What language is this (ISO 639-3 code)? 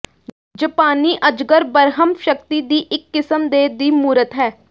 pan